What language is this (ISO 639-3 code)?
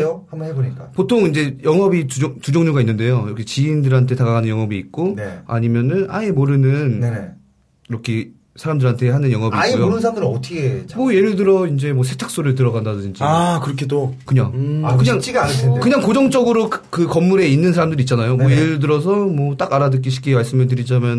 kor